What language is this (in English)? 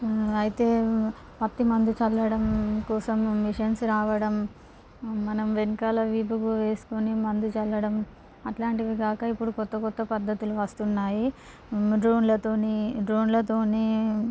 Telugu